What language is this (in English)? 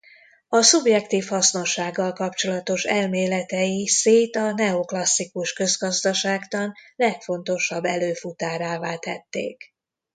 Hungarian